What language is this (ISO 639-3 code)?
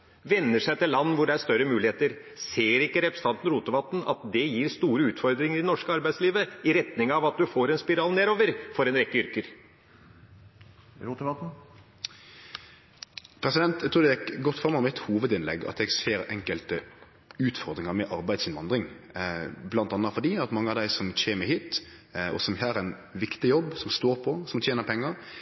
nor